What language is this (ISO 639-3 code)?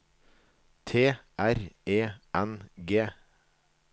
nor